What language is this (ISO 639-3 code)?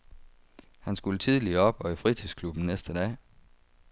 dan